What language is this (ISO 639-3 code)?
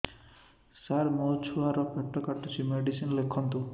ori